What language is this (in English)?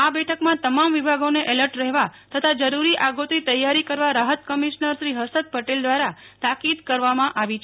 Gujarati